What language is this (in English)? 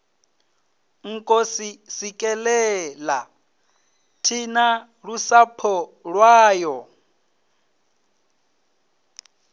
Venda